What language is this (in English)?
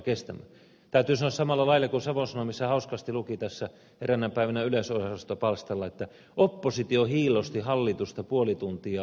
Finnish